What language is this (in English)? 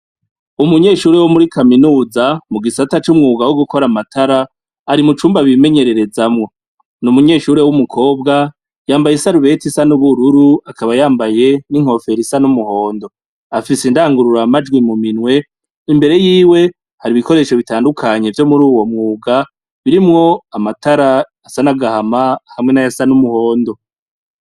Rundi